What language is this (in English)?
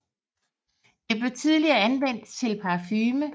Danish